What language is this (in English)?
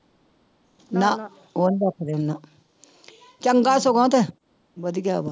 Punjabi